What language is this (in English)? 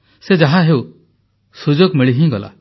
Odia